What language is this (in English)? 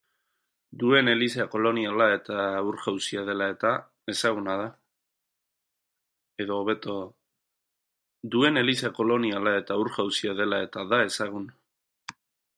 Basque